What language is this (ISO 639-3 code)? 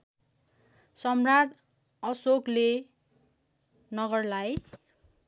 nep